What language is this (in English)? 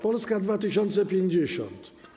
Polish